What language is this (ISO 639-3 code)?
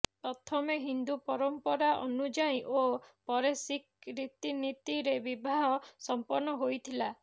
ori